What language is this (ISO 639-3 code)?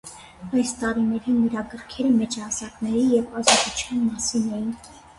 hye